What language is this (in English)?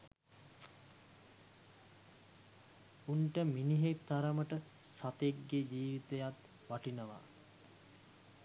Sinhala